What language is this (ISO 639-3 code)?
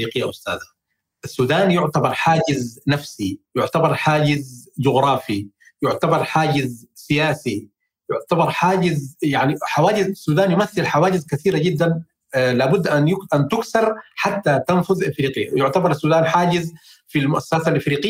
ara